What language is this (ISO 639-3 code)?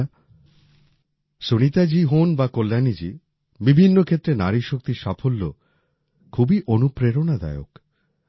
ben